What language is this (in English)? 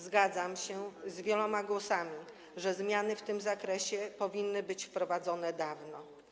Polish